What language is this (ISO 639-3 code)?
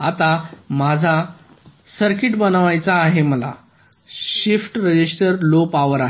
mar